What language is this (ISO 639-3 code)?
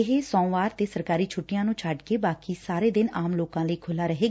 pan